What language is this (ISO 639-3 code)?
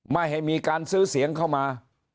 tha